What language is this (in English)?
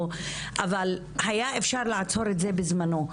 Hebrew